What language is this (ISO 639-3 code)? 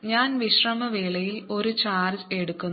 mal